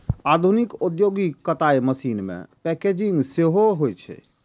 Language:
Maithili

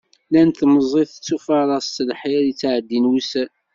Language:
Kabyle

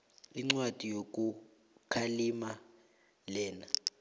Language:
South Ndebele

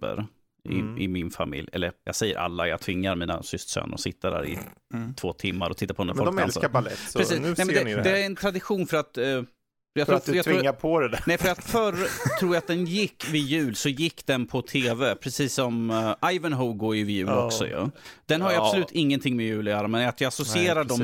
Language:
Swedish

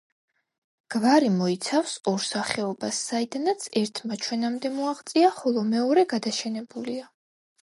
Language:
Georgian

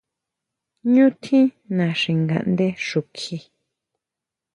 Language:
Huautla Mazatec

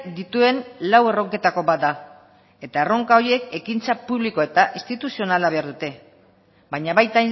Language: Basque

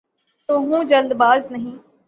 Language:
Urdu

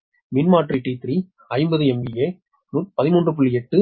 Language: Tamil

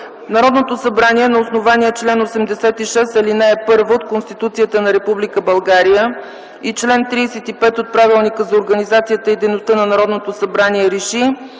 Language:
Bulgarian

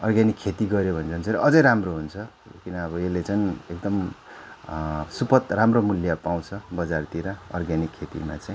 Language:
Nepali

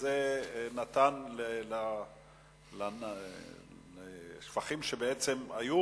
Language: Hebrew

